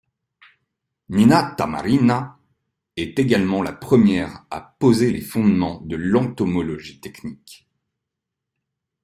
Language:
French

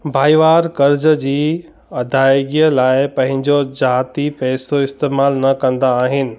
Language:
Sindhi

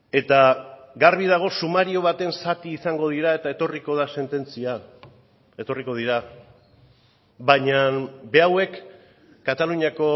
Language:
Basque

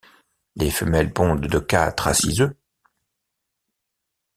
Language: French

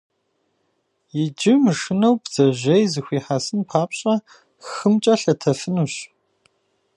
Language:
Kabardian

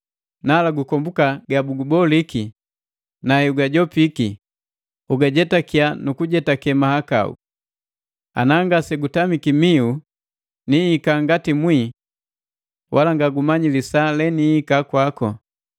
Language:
Matengo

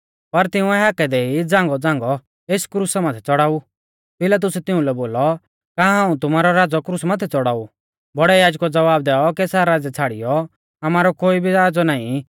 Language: Mahasu Pahari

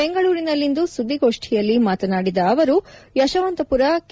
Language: Kannada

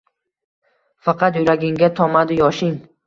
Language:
Uzbek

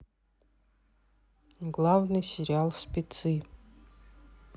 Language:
Russian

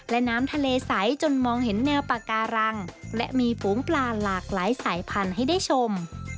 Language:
Thai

